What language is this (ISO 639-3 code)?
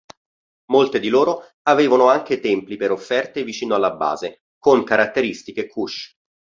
ita